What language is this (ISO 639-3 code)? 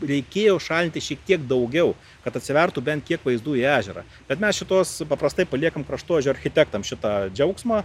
lit